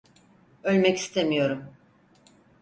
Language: Turkish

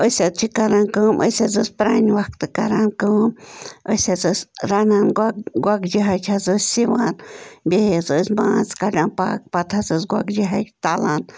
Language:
Kashmiri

